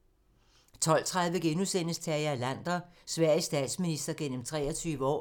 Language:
Danish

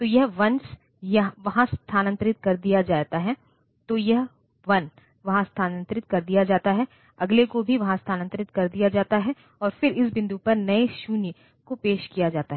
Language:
Hindi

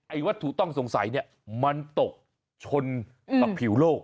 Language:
Thai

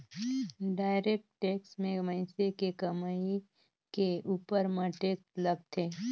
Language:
Chhattisgarhi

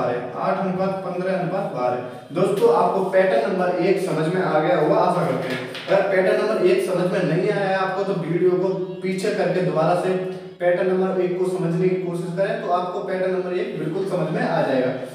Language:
Hindi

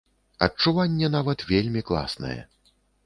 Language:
Belarusian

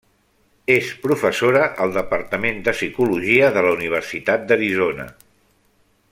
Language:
Catalan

